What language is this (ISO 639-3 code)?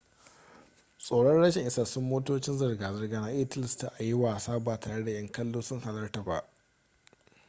hau